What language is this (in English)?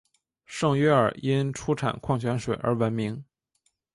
Chinese